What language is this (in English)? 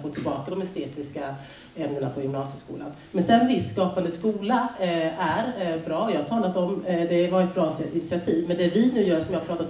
Swedish